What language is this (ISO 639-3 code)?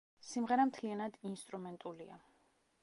kat